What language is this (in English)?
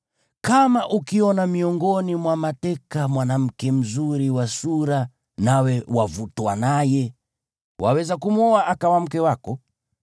Swahili